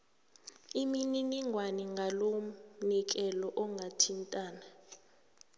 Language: South Ndebele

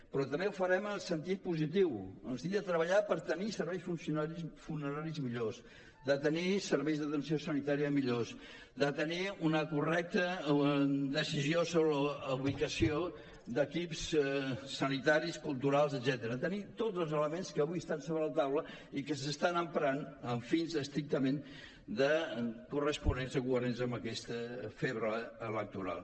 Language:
Catalan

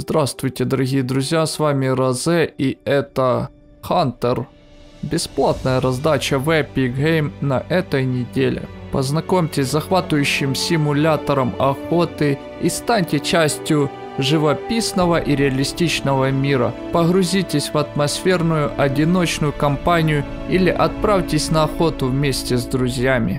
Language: Russian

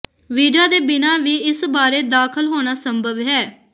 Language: Punjabi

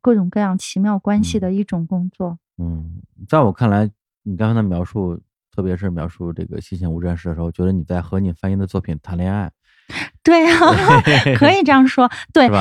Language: Chinese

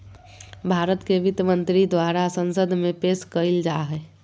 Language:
Magahi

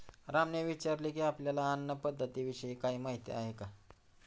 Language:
Marathi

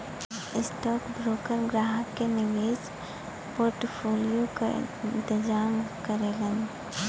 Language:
Bhojpuri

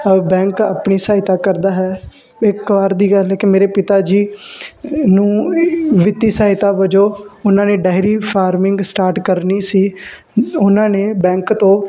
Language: Punjabi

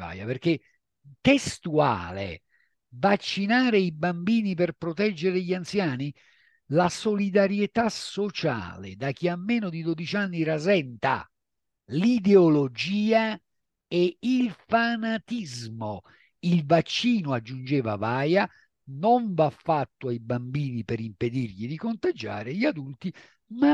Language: Italian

